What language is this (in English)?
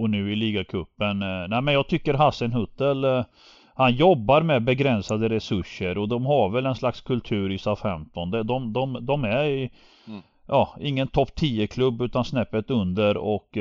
Swedish